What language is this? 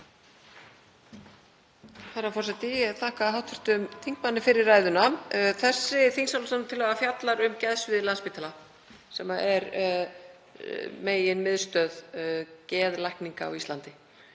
Icelandic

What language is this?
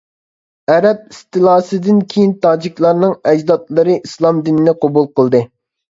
Uyghur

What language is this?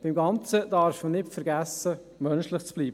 Swiss German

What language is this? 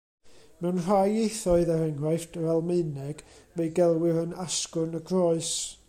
Welsh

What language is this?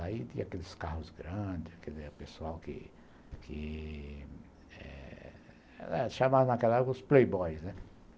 Portuguese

